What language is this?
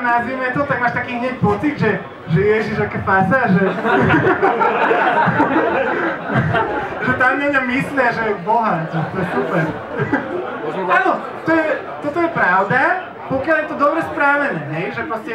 Slovak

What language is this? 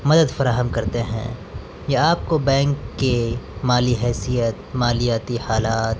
Urdu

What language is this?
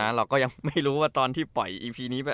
Thai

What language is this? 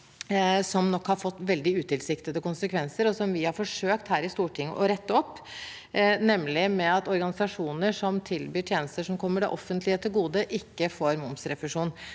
Norwegian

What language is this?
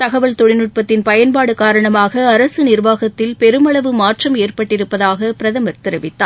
Tamil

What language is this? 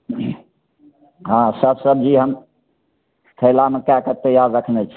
Maithili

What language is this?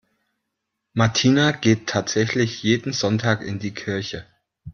German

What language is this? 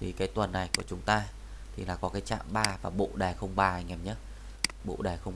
Vietnamese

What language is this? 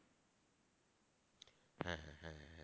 Bangla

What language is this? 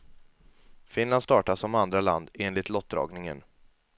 Swedish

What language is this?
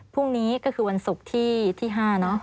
Thai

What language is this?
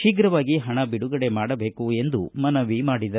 Kannada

